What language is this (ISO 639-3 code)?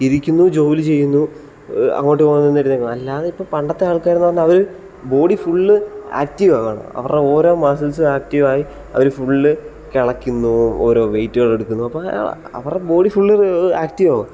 mal